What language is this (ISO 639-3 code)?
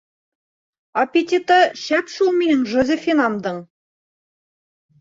bak